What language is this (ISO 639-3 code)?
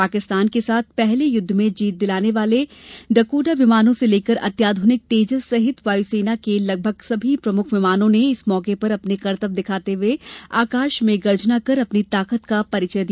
hin